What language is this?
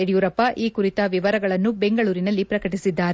Kannada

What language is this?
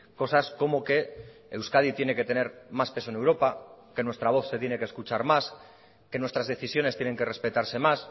Spanish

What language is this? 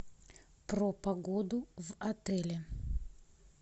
Russian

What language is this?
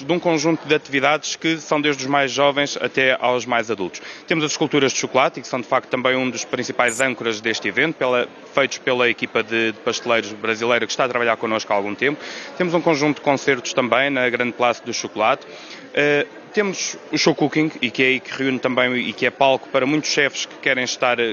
Portuguese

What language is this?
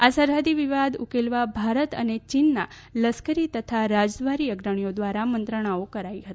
Gujarati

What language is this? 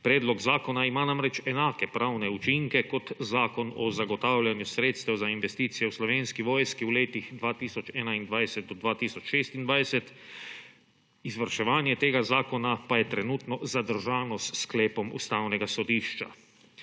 Slovenian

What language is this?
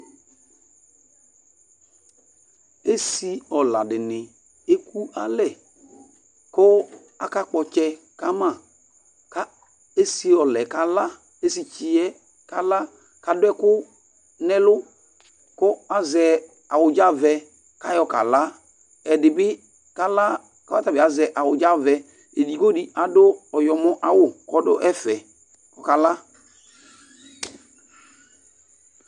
Ikposo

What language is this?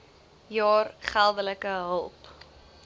Afrikaans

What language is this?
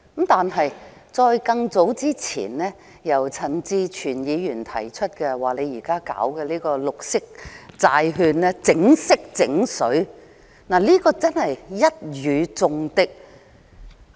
Cantonese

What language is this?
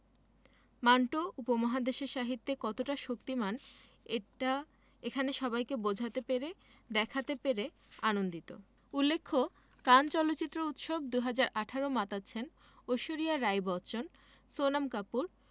Bangla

